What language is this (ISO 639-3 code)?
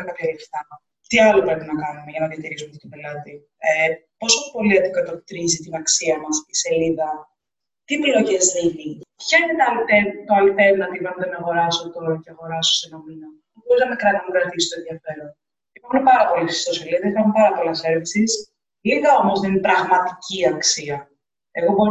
ell